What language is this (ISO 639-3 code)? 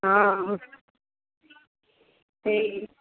ori